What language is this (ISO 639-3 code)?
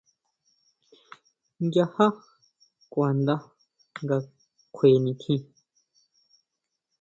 mau